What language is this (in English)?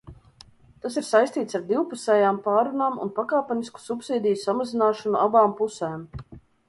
Latvian